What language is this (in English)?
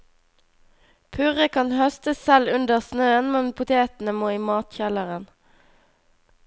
Norwegian